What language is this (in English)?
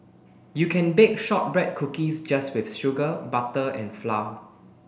English